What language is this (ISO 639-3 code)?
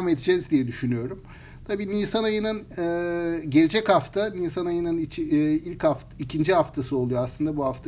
tur